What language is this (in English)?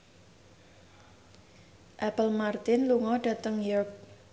Javanese